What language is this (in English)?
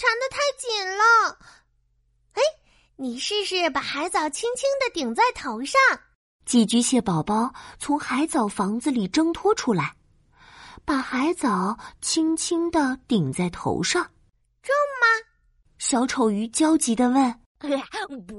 Chinese